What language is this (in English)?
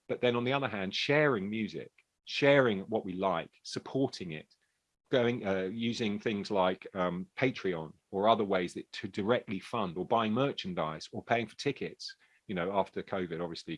English